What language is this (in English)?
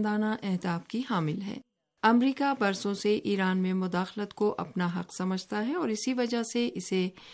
Urdu